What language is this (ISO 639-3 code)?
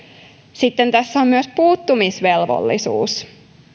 fin